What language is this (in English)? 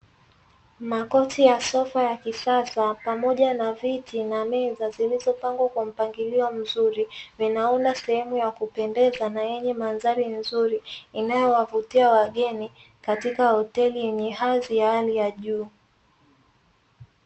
Swahili